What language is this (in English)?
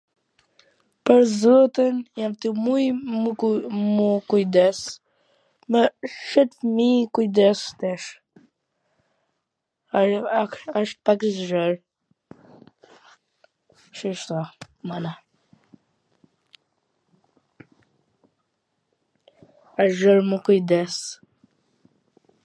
Gheg Albanian